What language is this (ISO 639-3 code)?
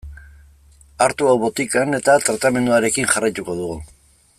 eus